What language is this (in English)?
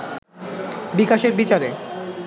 Bangla